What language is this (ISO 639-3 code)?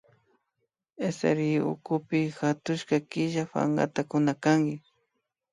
qvi